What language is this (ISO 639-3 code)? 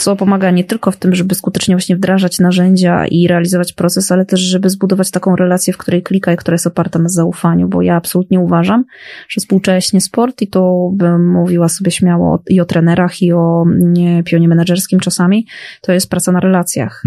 pol